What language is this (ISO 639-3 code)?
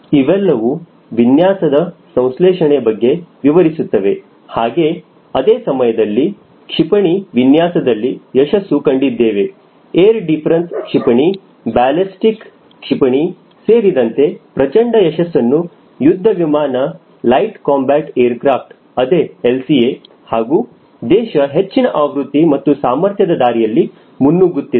kan